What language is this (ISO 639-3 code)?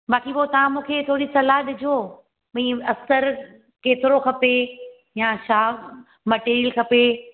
snd